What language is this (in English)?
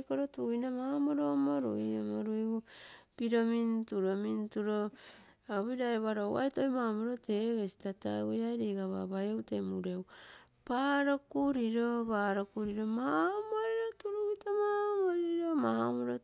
Terei